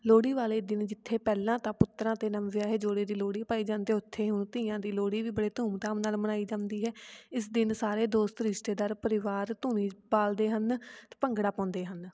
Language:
Punjabi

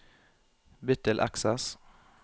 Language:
Norwegian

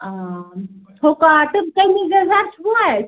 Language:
Kashmiri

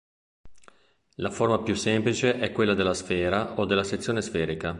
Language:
Italian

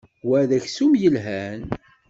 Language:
Kabyle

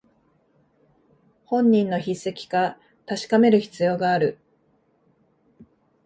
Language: Japanese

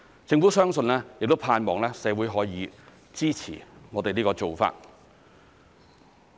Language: Cantonese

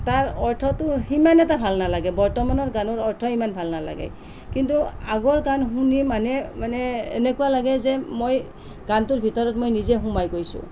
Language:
Assamese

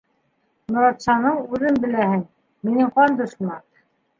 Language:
Bashkir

